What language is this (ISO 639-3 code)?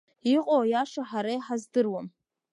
abk